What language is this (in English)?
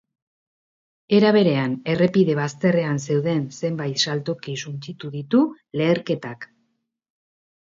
Basque